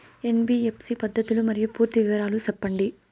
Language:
Telugu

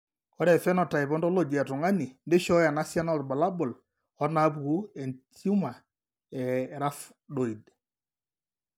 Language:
Masai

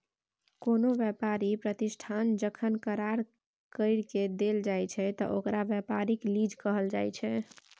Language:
Maithili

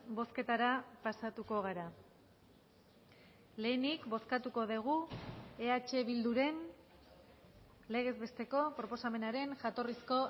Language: Basque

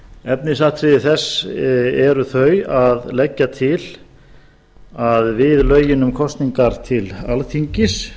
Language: Icelandic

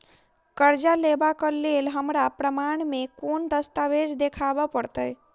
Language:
Maithili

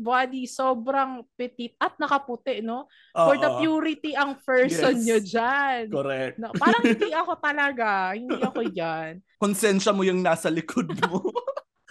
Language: Filipino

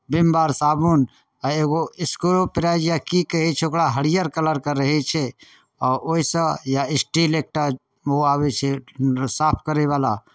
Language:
Maithili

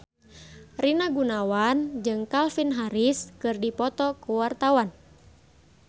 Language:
Sundanese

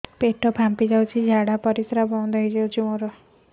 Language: Odia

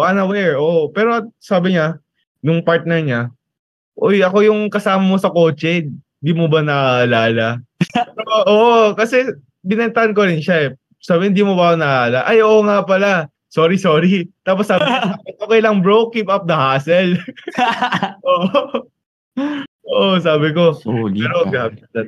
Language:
Filipino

